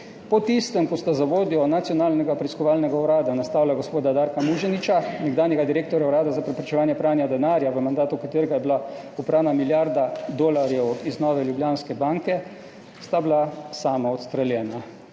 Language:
Slovenian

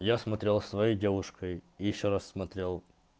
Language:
Russian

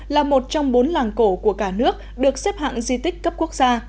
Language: Vietnamese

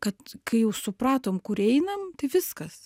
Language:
Lithuanian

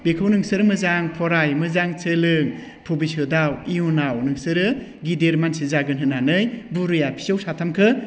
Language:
Bodo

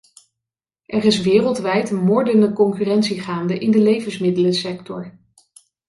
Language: Dutch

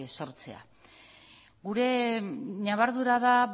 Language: Basque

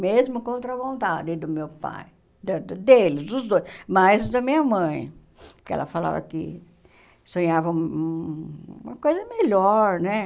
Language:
Portuguese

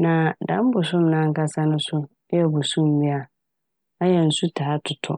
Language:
Akan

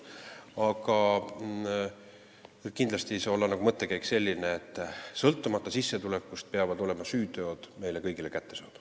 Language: Estonian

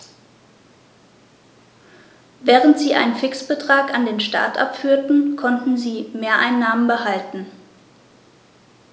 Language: German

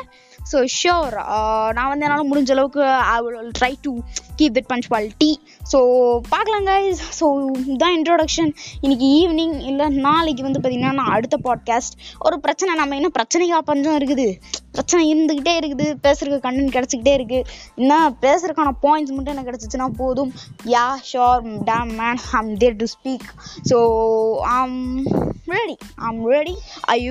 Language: Tamil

